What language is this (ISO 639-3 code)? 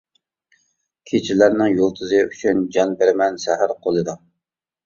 uig